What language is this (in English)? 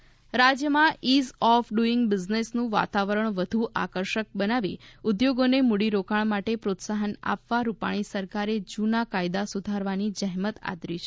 Gujarati